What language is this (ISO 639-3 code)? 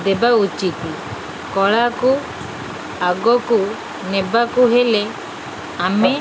ori